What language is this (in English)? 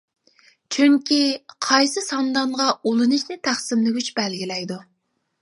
Uyghur